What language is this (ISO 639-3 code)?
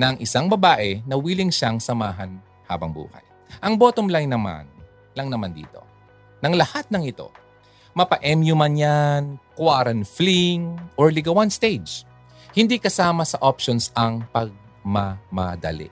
fil